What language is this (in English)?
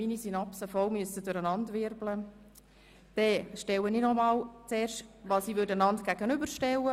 Swiss German